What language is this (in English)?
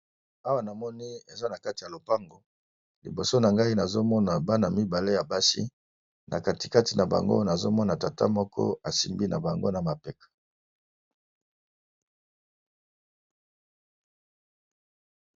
Lingala